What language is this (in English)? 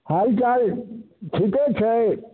Maithili